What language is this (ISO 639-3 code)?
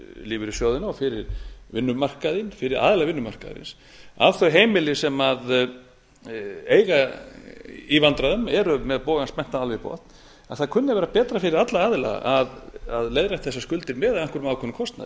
isl